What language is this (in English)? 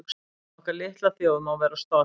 Icelandic